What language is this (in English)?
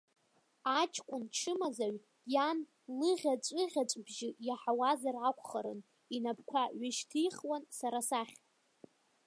Abkhazian